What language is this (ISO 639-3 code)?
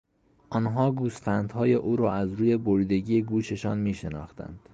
fas